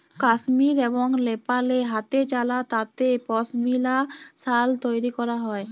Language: Bangla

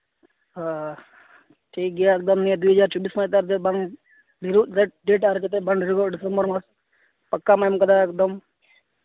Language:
Santali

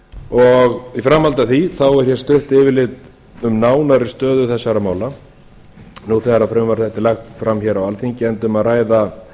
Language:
Icelandic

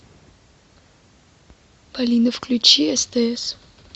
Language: Russian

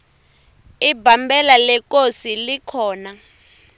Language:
Tsonga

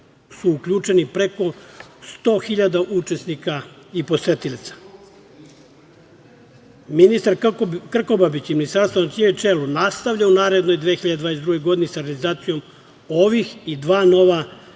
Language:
Serbian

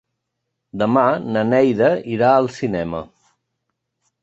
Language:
Catalan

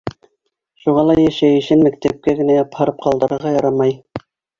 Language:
Bashkir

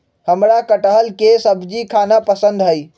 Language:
Magahi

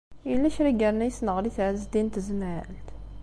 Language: Kabyle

